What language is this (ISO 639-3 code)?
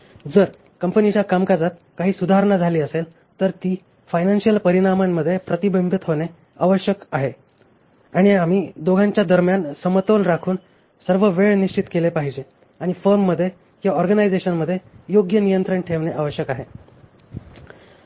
mar